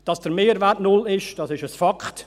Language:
Swiss German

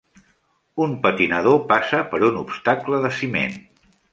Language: Catalan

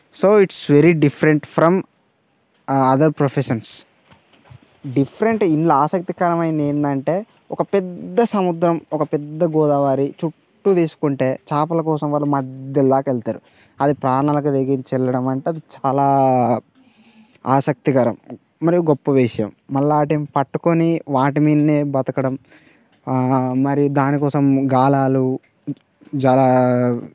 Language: Telugu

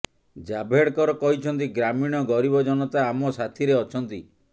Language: Odia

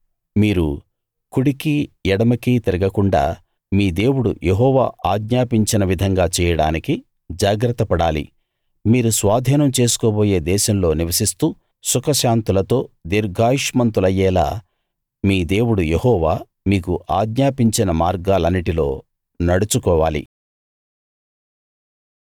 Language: Telugu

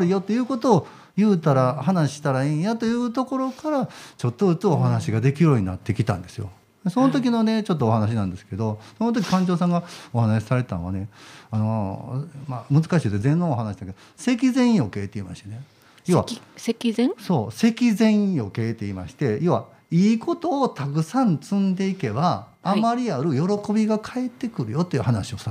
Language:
Japanese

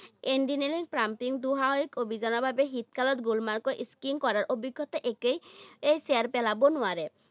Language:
Assamese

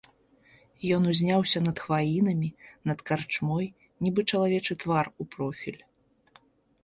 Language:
Belarusian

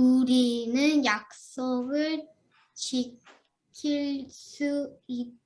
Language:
Korean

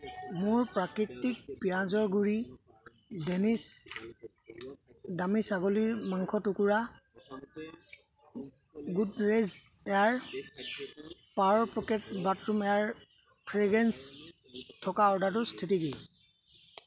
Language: Assamese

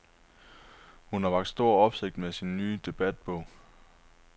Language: Danish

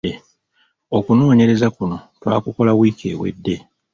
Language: Ganda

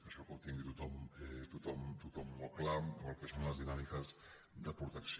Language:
Catalan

